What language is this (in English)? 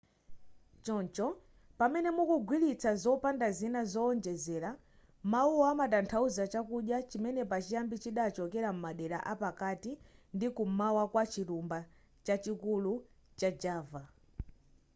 Nyanja